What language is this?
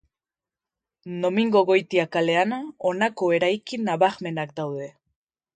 Basque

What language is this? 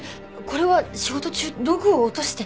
Japanese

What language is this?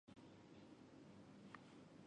Chinese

